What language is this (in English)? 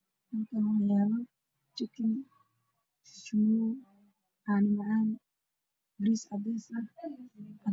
Somali